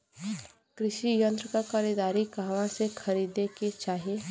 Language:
Bhojpuri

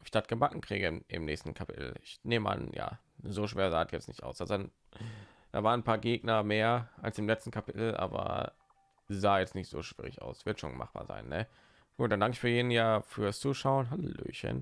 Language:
German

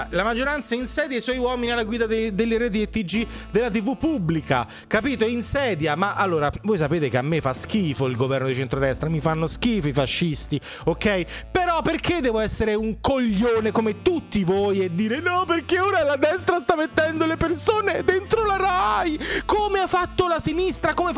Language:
Italian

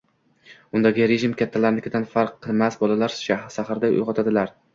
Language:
Uzbek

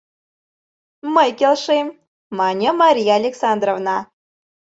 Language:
Mari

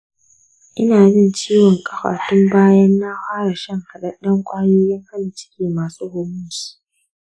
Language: Hausa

